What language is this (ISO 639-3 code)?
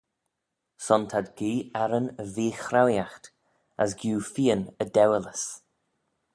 glv